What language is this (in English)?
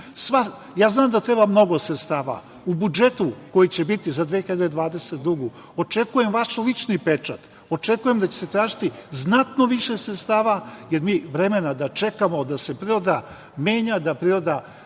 Serbian